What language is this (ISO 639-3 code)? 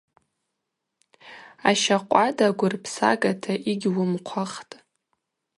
abq